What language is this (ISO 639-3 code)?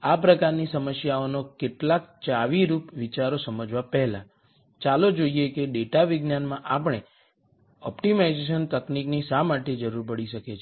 guj